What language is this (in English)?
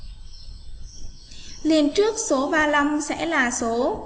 Vietnamese